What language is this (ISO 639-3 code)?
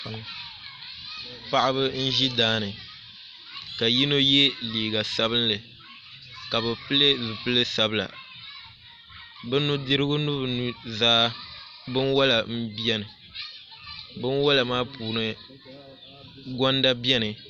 dag